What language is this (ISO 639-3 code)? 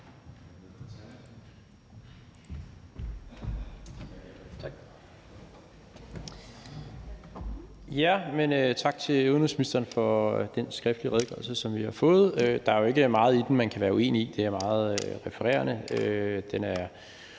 dan